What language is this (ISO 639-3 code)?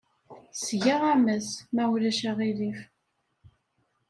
kab